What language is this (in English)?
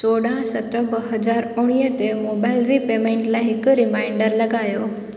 Sindhi